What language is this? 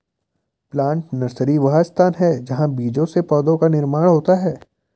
Hindi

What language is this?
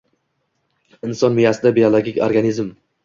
Uzbek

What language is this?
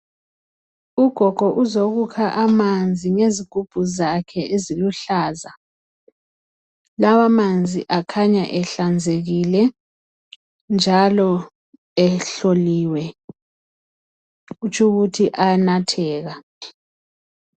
North Ndebele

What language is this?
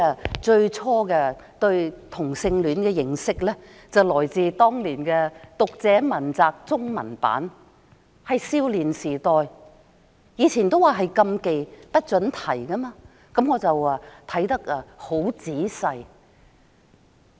Cantonese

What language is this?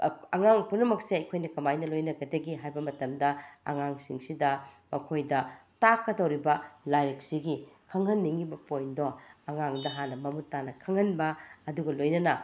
Manipuri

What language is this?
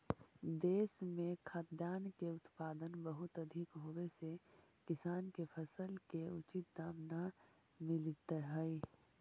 Magahi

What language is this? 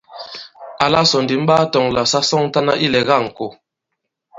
Bankon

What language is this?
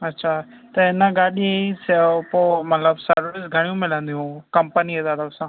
Sindhi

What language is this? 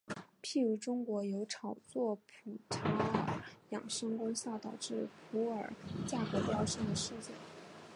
Chinese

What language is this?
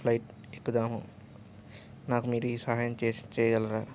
Telugu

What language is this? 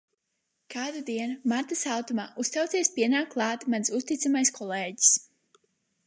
Latvian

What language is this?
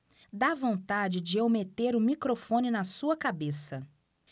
Portuguese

